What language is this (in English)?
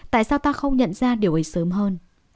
Vietnamese